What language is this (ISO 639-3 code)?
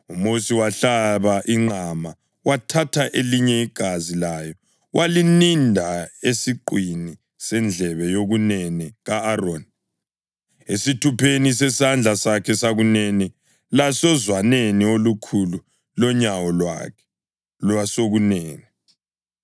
nde